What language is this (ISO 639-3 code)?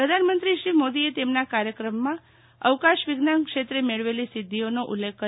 guj